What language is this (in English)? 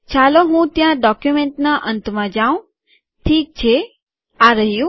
Gujarati